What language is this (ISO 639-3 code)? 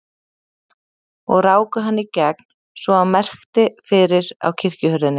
isl